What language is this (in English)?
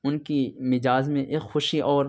Urdu